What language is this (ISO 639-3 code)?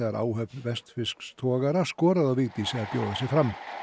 isl